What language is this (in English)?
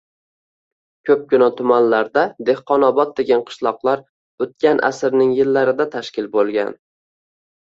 Uzbek